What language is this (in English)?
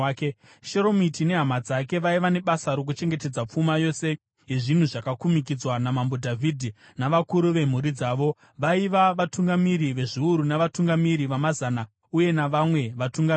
Shona